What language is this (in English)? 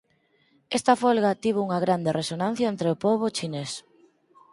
Galician